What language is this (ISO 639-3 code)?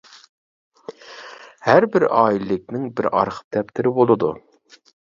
uig